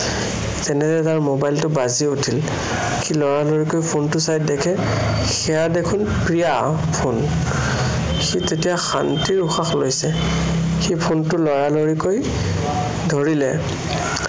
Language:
Assamese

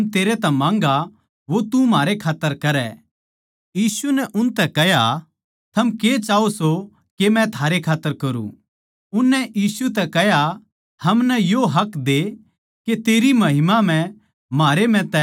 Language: Haryanvi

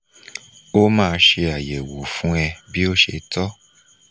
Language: Yoruba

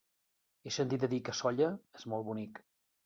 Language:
Catalan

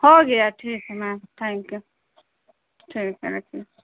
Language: Urdu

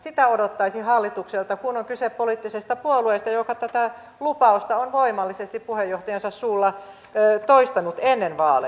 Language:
Finnish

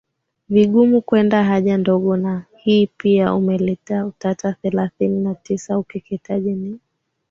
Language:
Swahili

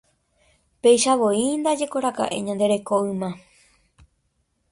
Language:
Guarani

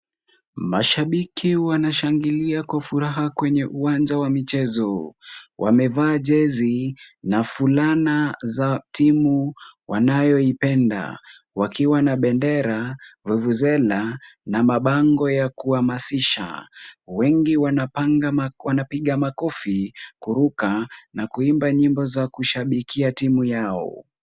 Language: Swahili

